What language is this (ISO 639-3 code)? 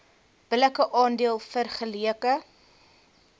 afr